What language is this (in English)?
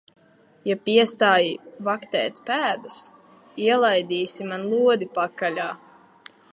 Latvian